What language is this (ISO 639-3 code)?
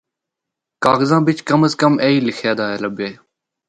hno